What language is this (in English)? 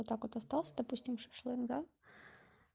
Russian